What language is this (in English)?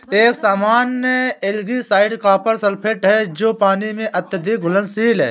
Hindi